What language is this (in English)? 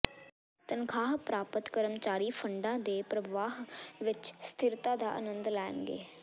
Punjabi